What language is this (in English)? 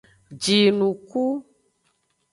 Aja (Benin)